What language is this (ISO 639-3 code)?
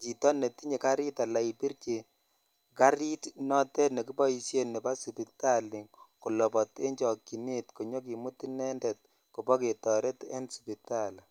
kln